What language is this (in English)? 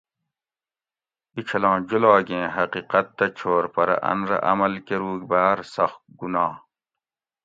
Gawri